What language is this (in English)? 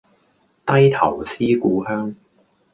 Cantonese